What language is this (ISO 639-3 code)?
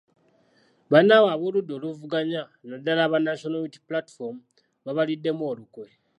lug